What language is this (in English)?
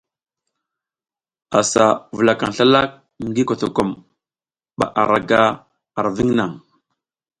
South Giziga